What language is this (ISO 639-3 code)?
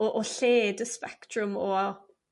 cym